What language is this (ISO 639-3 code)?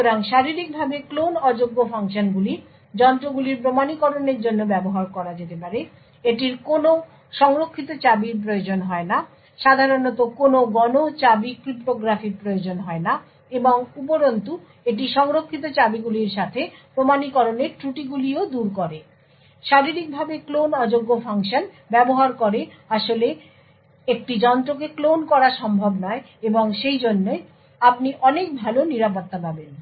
ben